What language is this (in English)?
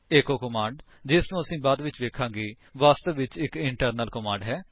Punjabi